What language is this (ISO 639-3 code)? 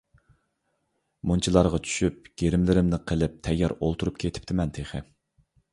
uig